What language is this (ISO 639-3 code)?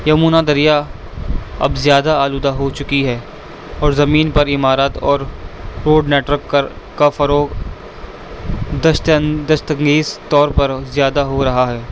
urd